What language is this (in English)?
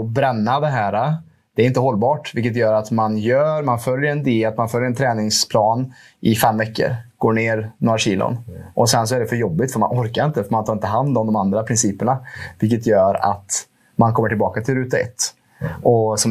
Swedish